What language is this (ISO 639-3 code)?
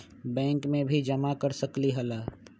mag